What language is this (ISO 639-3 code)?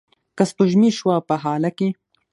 pus